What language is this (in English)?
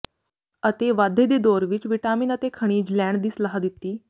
Punjabi